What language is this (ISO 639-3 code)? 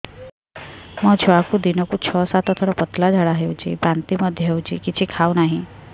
ori